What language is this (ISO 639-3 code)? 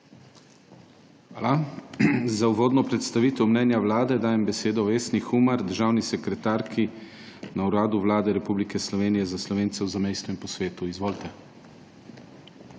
slv